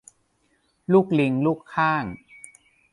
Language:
Thai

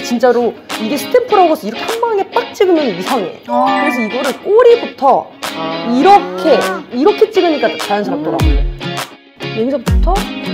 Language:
Korean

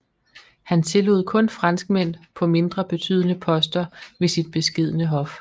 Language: Danish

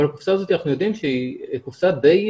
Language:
Hebrew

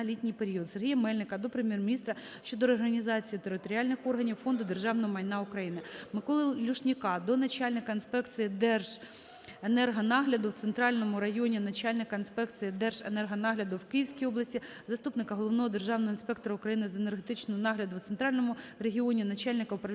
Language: Ukrainian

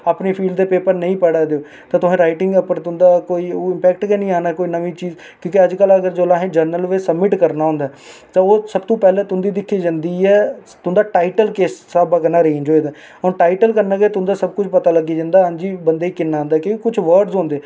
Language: Dogri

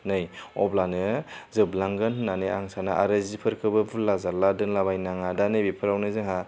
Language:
Bodo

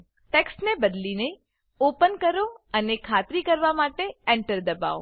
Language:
Gujarati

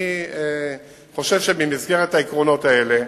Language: Hebrew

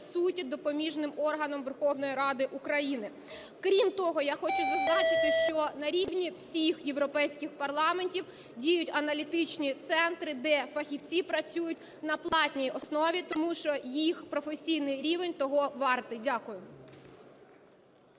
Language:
Ukrainian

